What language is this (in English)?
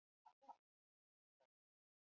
Chinese